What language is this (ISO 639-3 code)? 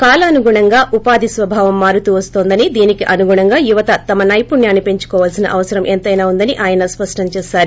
tel